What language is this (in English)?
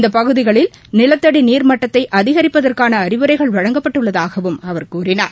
Tamil